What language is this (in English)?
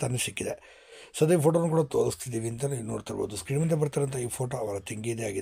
Kannada